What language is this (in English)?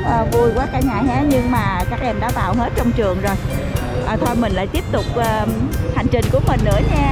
Vietnamese